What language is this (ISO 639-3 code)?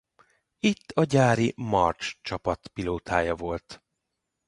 hun